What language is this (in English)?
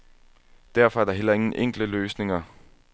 Danish